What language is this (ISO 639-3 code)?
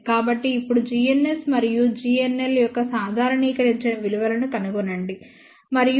tel